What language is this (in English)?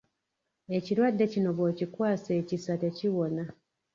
Ganda